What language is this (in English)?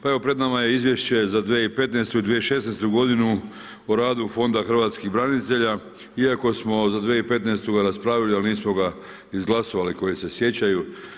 Croatian